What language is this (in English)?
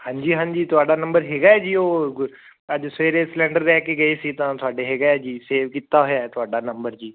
Punjabi